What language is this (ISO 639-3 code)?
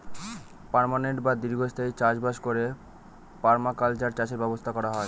ben